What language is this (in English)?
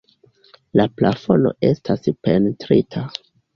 Esperanto